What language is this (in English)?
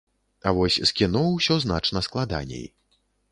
Belarusian